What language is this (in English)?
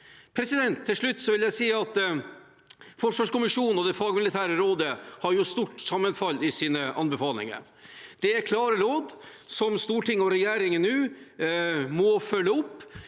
Norwegian